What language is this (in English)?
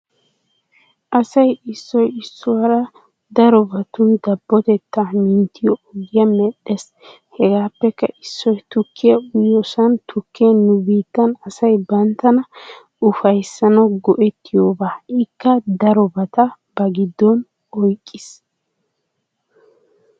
Wolaytta